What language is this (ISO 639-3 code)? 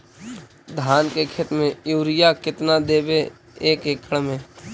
mag